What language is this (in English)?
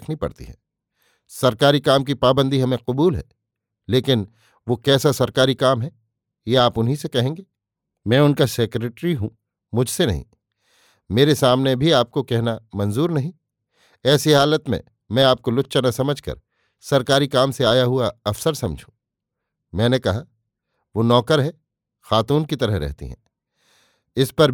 Hindi